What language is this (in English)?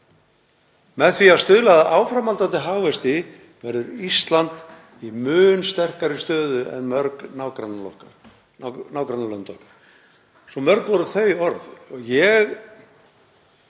Icelandic